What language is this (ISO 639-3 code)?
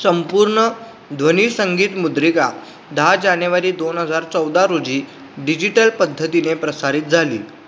mar